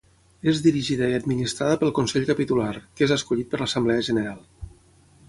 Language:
Catalan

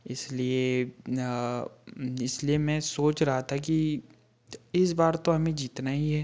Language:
Hindi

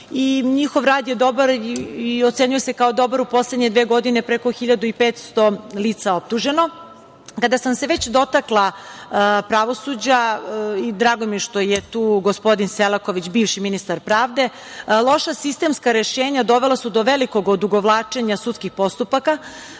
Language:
Serbian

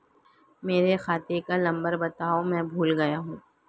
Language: Hindi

